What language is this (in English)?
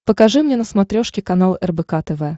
Russian